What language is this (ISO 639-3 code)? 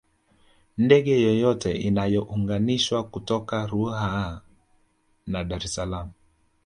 swa